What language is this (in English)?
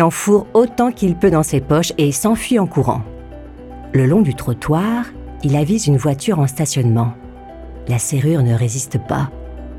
French